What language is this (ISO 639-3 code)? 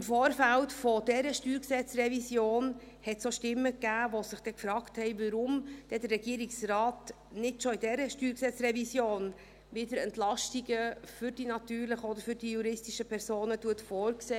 gsw